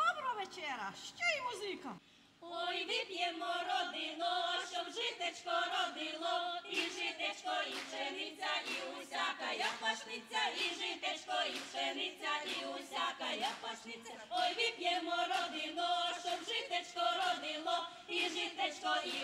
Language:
Ukrainian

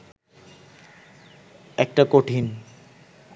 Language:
Bangla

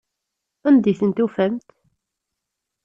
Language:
Kabyle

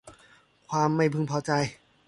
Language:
Thai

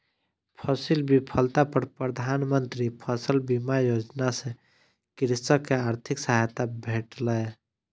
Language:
Maithili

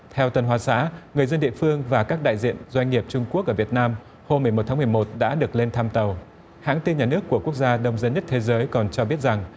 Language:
Vietnamese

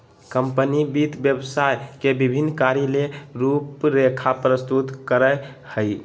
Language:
Magahi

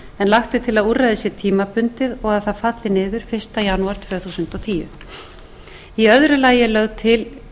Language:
Icelandic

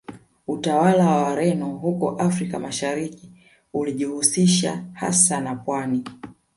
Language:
Swahili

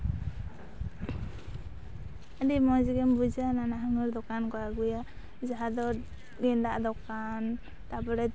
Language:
Santali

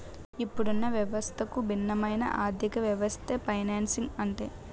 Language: Telugu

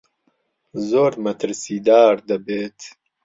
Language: Central Kurdish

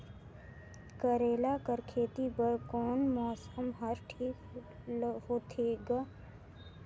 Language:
Chhattisgarhi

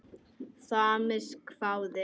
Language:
Icelandic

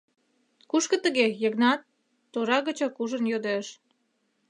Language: Mari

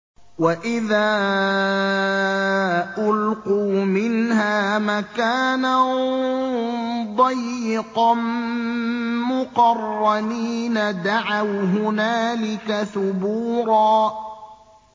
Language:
Arabic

